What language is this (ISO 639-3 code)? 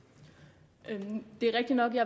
dan